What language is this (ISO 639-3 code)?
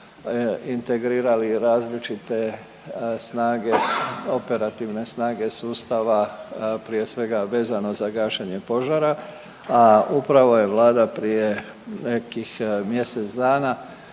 hrv